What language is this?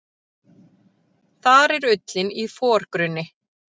Icelandic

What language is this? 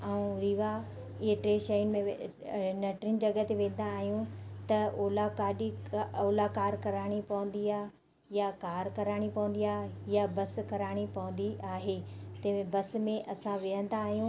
Sindhi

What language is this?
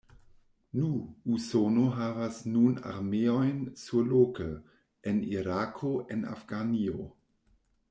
Esperanto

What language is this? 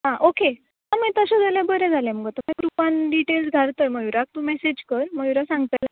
Konkani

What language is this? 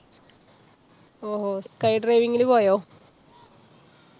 Malayalam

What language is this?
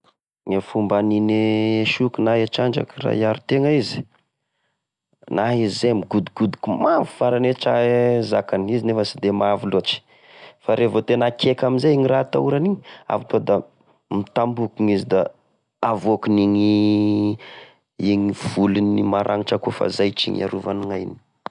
Tesaka Malagasy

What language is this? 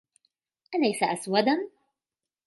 Arabic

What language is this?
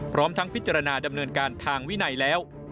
Thai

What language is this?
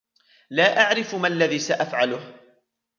Arabic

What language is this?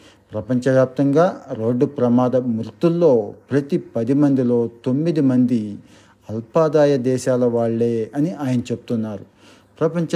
Telugu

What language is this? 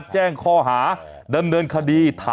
Thai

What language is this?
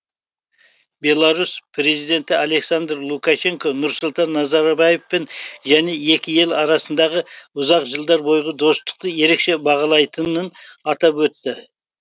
Kazakh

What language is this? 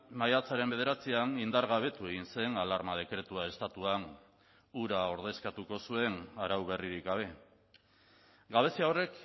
Basque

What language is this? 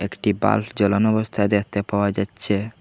Bangla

